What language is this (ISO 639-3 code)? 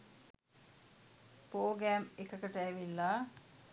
sin